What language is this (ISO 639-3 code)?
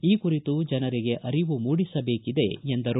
kan